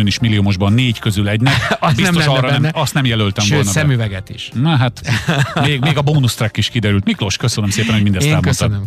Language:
Hungarian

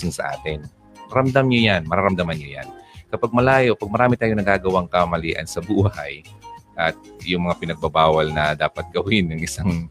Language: Filipino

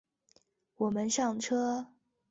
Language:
Chinese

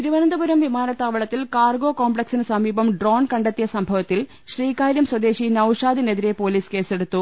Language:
Malayalam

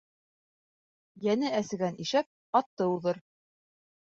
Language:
Bashkir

